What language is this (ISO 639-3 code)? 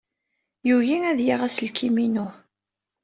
kab